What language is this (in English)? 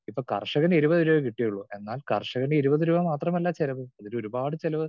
Malayalam